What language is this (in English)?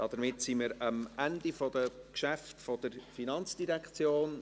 Swiss German